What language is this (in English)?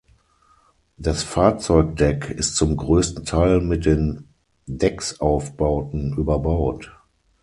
German